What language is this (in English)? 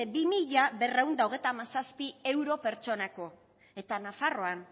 Basque